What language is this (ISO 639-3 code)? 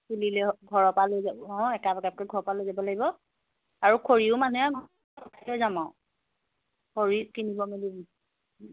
asm